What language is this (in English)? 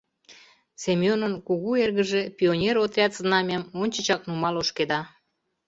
Mari